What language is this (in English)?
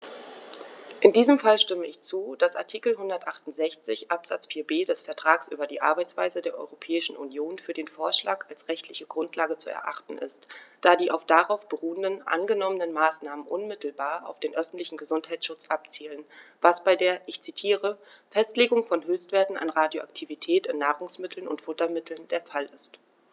German